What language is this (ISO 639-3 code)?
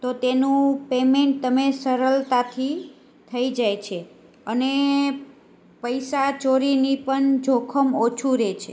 guj